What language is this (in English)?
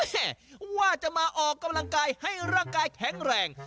Thai